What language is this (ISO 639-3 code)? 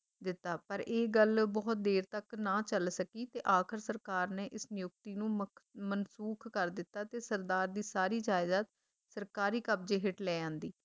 pan